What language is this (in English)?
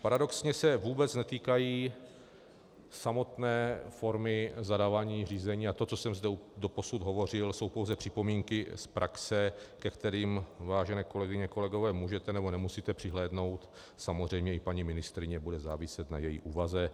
Czech